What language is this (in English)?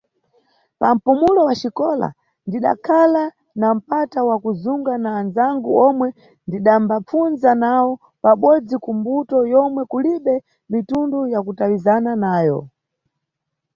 Nyungwe